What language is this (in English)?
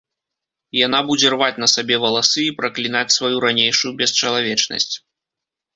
Belarusian